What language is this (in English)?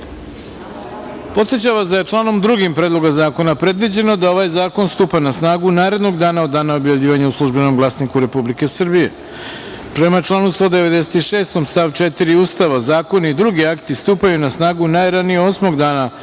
Serbian